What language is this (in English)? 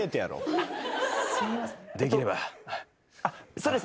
Japanese